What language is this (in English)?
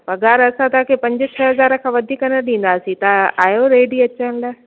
Sindhi